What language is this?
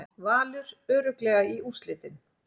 Icelandic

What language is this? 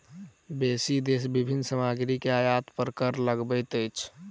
Maithili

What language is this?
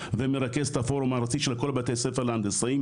Hebrew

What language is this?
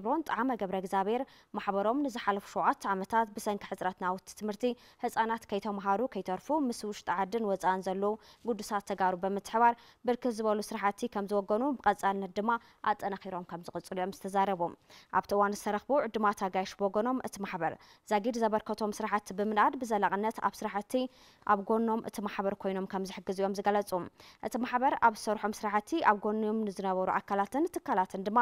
Arabic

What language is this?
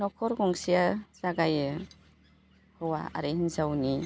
Bodo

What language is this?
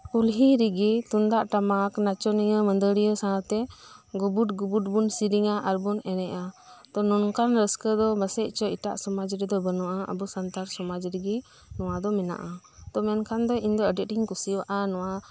Santali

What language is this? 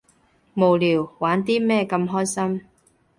Cantonese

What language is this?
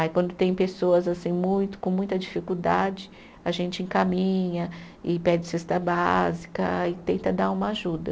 Portuguese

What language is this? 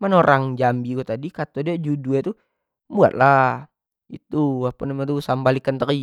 Jambi Malay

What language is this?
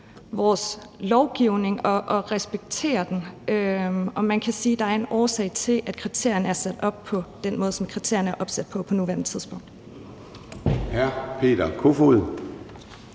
Danish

